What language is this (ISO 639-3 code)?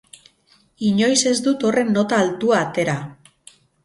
eus